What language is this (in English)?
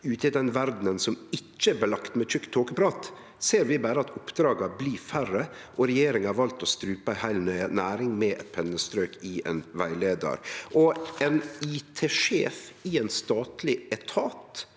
Norwegian